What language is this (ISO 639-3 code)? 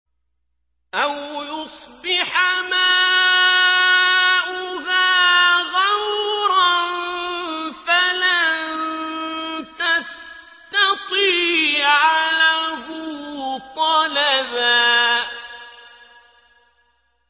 ara